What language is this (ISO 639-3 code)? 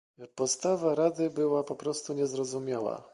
pol